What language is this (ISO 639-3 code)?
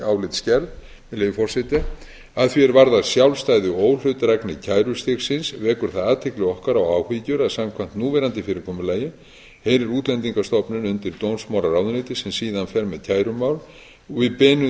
isl